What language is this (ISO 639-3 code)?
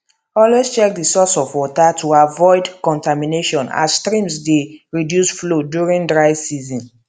pcm